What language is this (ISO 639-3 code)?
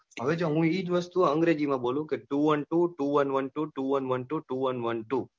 guj